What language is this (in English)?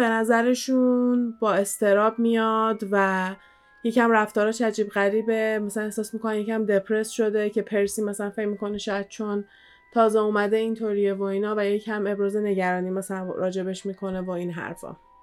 Persian